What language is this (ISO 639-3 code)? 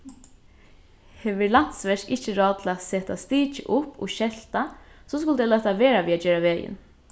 fao